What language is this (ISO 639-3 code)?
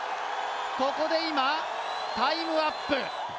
jpn